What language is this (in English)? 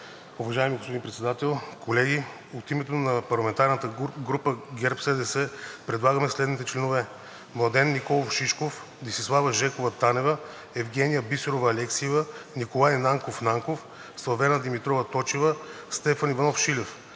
Bulgarian